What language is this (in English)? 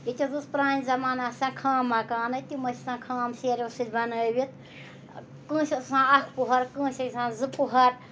Kashmiri